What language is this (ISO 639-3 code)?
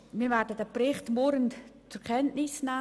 gsw